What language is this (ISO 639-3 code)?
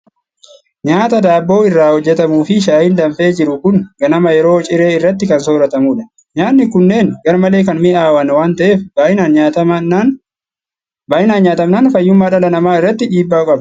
orm